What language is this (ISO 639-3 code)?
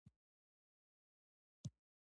pus